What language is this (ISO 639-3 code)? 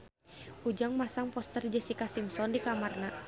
sun